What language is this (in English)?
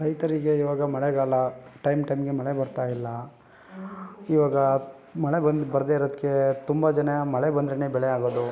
Kannada